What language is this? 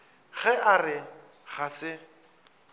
Northern Sotho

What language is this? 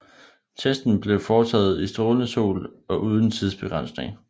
Danish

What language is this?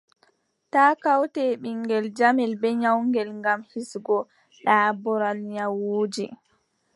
Adamawa Fulfulde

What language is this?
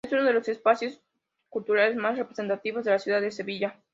Spanish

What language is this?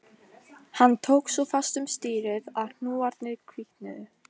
Icelandic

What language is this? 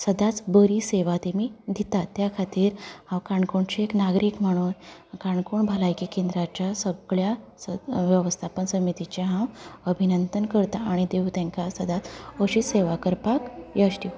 Konkani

